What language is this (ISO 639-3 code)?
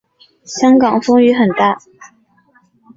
zho